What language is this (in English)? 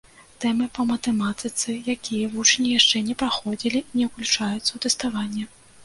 Belarusian